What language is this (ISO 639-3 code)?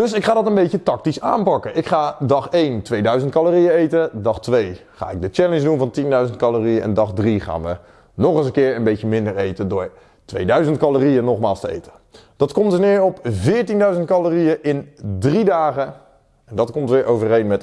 nld